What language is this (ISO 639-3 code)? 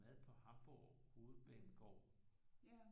dan